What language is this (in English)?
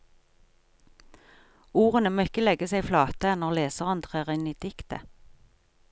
Norwegian